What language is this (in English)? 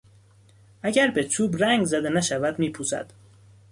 Persian